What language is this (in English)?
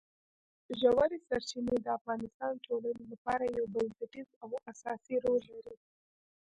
Pashto